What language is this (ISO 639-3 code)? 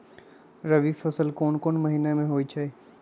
mag